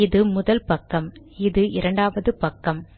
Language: Tamil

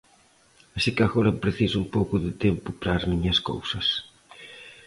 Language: Galician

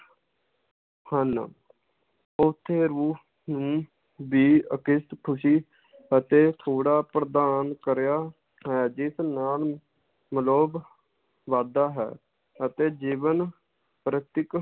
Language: Punjabi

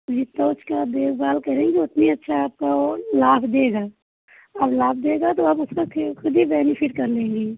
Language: Hindi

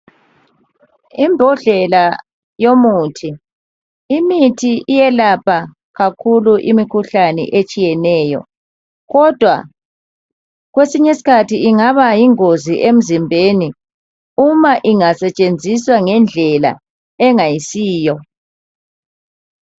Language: North Ndebele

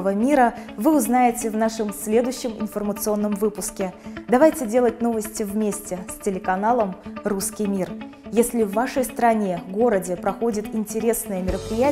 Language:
Russian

